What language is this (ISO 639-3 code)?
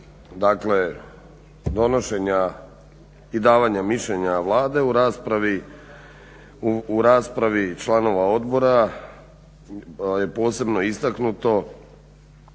hrv